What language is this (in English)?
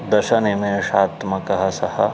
Sanskrit